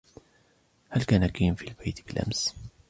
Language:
Arabic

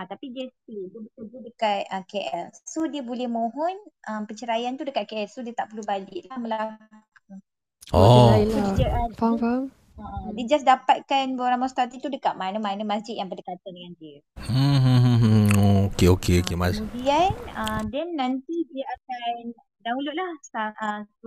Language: Malay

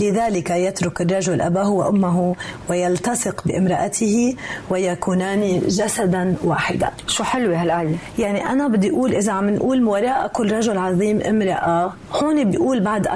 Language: Arabic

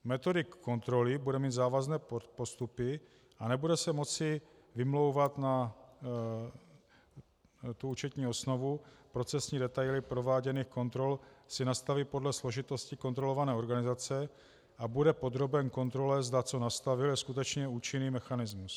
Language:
Czech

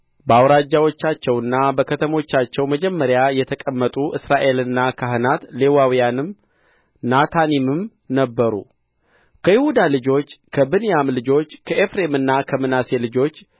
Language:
Amharic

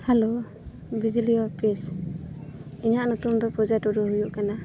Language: Santali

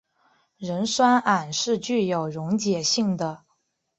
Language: Chinese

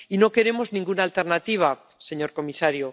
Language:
Spanish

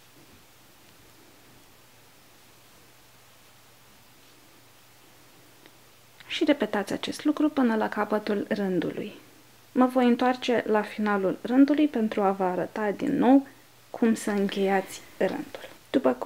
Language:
Romanian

